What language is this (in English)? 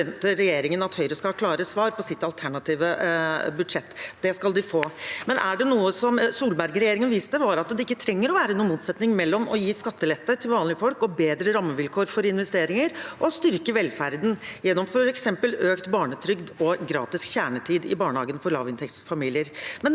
Norwegian